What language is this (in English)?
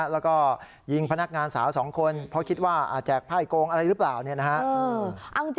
Thai